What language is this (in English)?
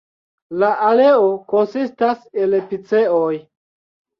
Esperanto